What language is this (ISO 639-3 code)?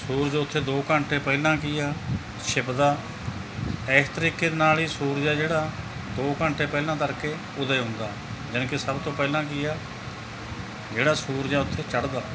pan